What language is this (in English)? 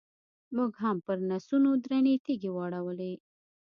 Pashto